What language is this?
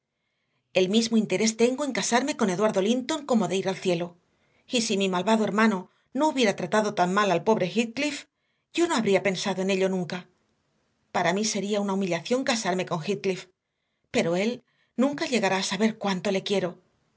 Spanish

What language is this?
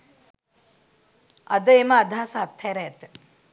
Sinhala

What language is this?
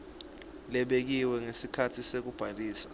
Swati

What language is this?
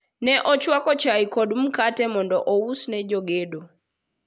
Luo (Kenya and Tanzania)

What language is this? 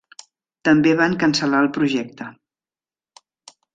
Catalan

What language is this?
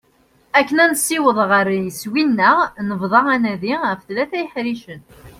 Kabyle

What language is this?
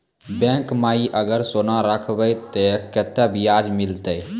Maithili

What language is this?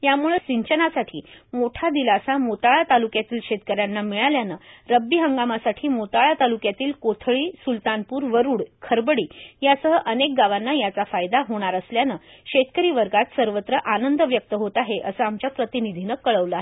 Marathi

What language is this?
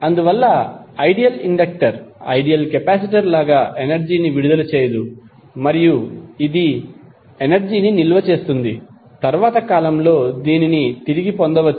Telugu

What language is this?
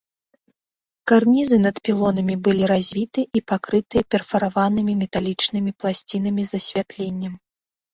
Belarusian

